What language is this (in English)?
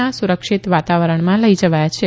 Gujarati